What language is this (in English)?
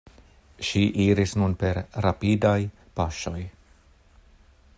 Esperanto